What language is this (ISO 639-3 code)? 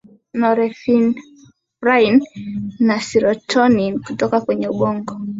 swa